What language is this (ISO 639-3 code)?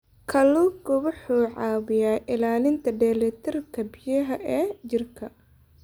som